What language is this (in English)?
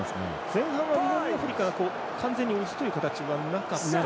Japanese